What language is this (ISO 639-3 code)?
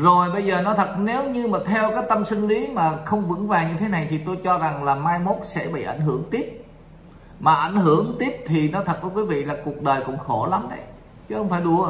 vie